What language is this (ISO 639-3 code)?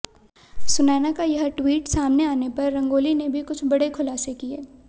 hin